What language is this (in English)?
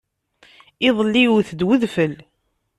Kabyle